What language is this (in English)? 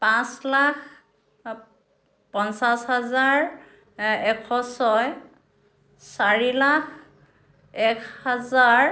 Assamese